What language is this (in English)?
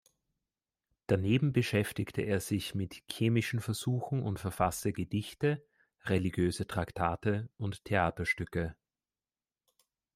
German